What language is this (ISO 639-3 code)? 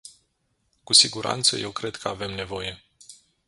ron